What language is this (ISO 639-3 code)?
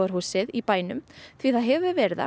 isl